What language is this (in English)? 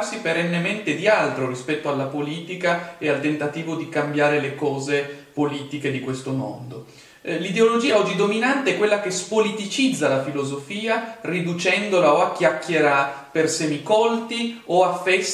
Italian